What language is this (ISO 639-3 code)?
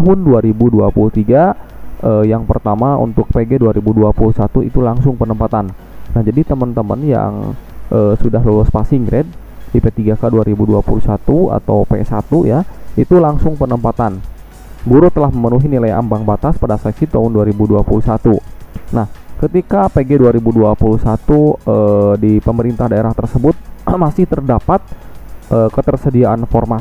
ind